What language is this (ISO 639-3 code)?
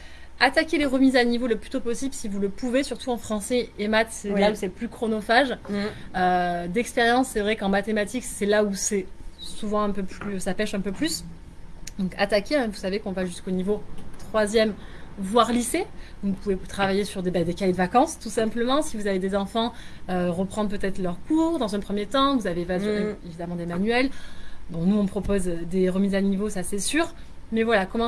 fra